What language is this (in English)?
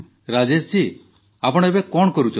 Odia